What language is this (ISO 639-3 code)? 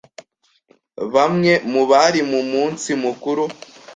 kin